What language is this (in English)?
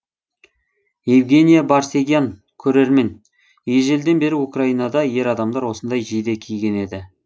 Kazakh